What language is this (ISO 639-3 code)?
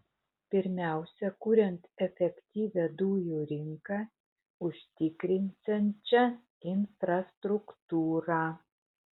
lit